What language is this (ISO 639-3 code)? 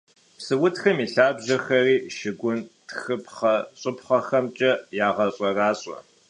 kbd